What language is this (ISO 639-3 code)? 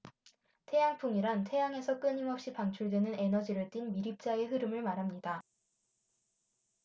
kor